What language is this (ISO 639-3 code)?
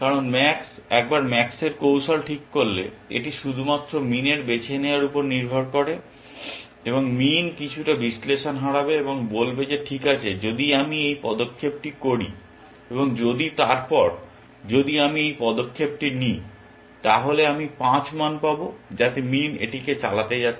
ben